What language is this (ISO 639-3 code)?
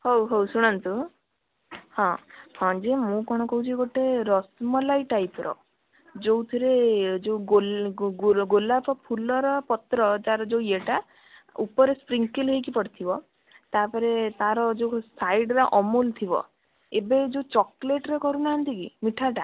ori